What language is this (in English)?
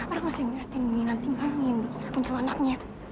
Indonesian